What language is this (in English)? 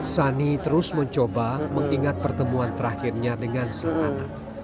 Indonesian